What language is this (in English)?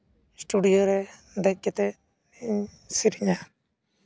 Santali